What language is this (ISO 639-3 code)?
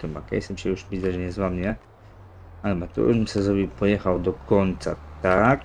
pol